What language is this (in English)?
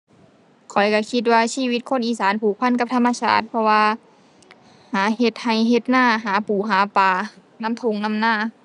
Thai